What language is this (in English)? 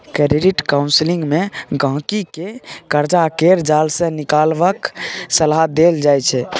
Maithili